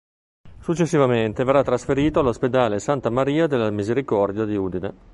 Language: Italian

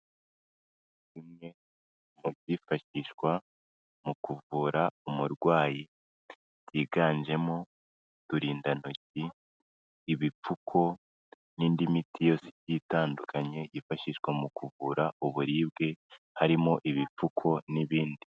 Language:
Kinyarwanda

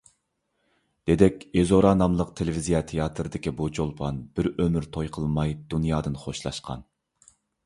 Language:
Uyghur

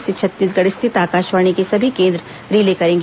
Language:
Hindi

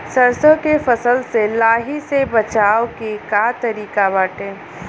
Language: Bhojpuri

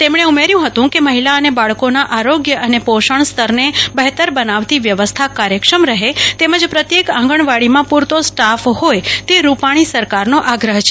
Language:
Gujarati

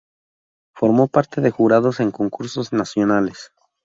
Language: Spanish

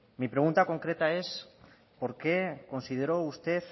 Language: Spanish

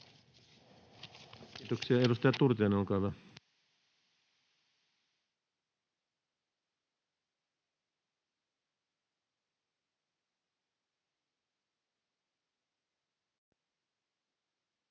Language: Finnish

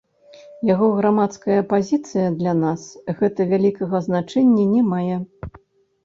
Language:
Belarusian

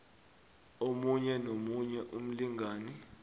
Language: South Ndebele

